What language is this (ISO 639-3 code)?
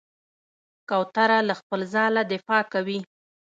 pus